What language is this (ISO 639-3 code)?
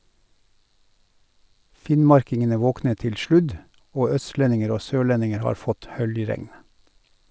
nor